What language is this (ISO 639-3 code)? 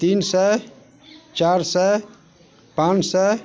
mai